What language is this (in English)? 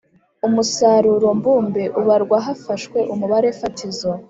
Kinyarwanda